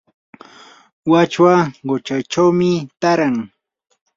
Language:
Yanahuanca Pasco Quechua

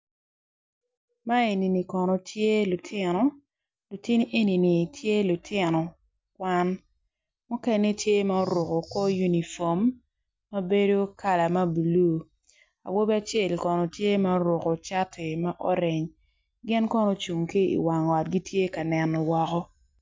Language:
Acoli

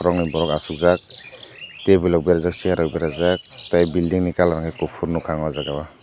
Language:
Kok Borok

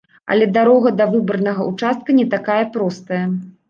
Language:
Belarusian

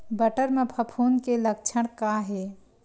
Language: Chhattisgarhi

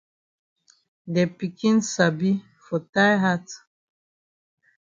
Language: Cameroon Pidgin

